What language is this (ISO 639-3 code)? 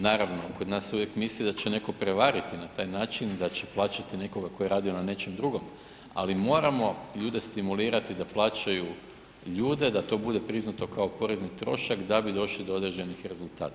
hrv